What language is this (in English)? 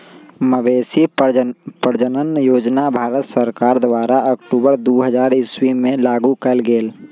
Magahi